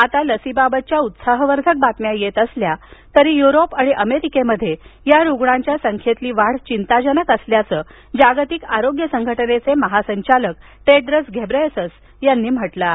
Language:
Marathi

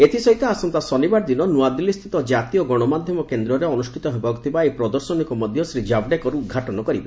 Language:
Odia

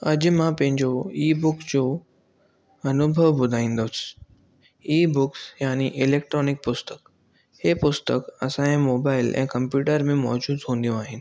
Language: Sindhi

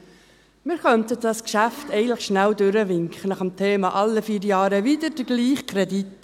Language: Swiss German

